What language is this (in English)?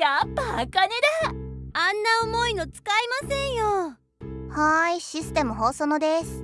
Japanese